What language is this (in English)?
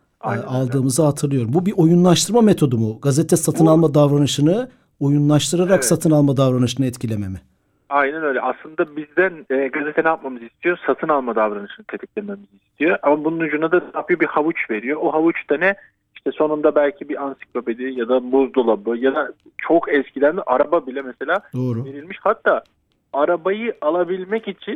Turkish